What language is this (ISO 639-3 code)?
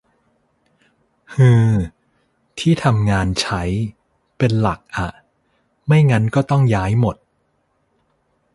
tha